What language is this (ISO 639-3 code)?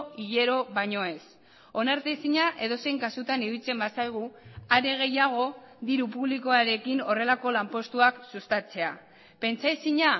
eus